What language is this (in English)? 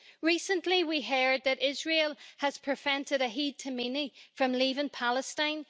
English